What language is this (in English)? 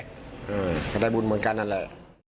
Thai